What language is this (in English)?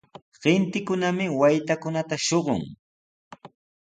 Sihuas Ancash Quechua